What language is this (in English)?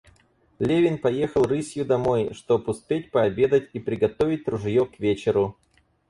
Russian